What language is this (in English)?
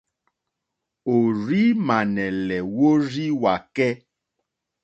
Mokpwe